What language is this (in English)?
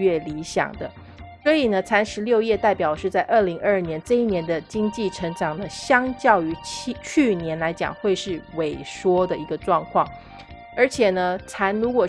Chinese